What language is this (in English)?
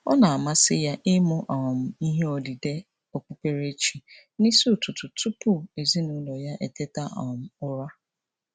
Igbo